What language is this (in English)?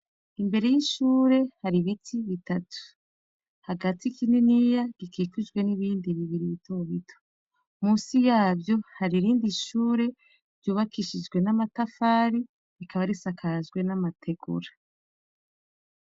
Rundi